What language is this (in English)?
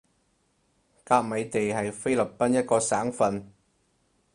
Cantonese